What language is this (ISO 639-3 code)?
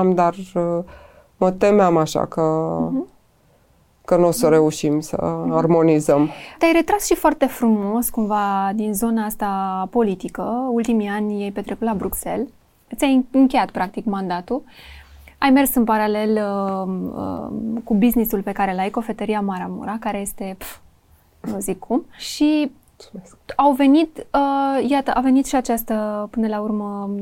ron